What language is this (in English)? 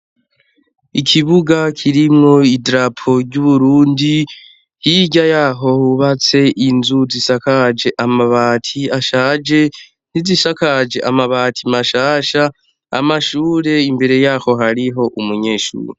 Rundi